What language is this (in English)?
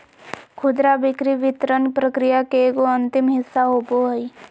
Magahi